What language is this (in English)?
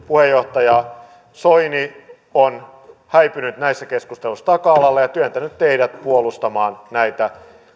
Finnish